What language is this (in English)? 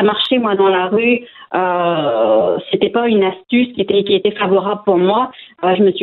French